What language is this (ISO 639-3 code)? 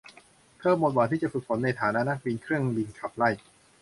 tha